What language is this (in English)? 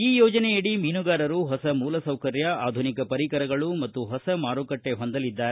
Kannada